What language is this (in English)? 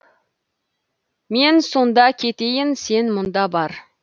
Kazakh